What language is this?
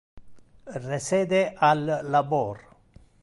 Interlingua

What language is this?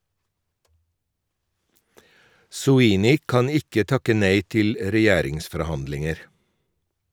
Norwegian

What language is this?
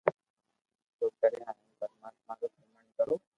Loarki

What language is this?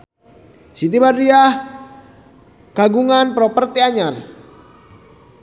Sundanese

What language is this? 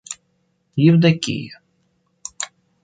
Russian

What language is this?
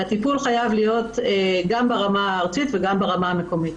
Hebrew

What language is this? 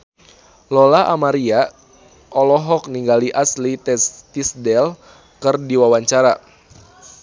Sundanese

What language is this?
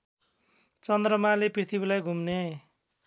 Nepali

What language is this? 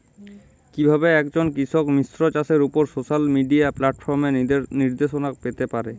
Bangla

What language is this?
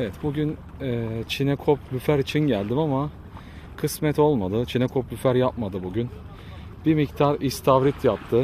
Turkish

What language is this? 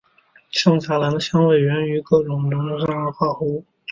Chinese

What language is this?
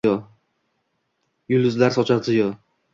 Uzbek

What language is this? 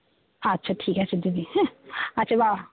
Bangla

